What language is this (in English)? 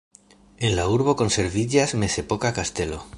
Esperanto